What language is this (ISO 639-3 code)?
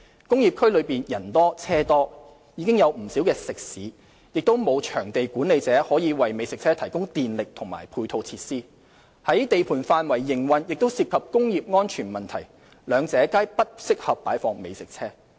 yue